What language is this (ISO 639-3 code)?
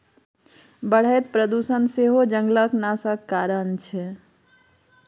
mai